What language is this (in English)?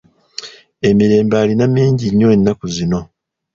Ganda